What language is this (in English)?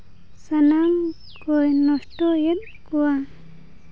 Santali